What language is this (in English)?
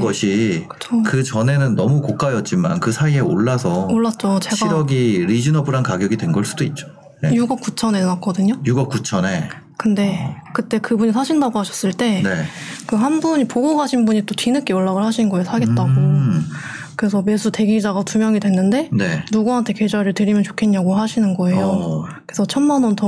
Korean